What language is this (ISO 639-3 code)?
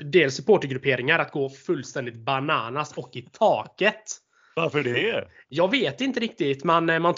swe